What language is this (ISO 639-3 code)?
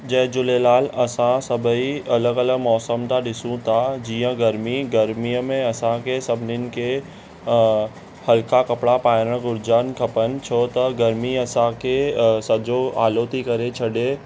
snd